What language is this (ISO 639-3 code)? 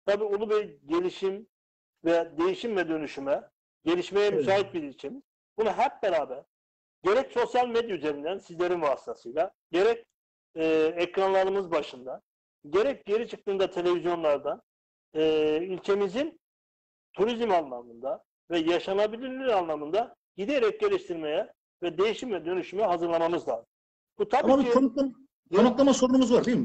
tur